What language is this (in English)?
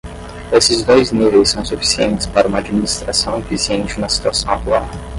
Portuguese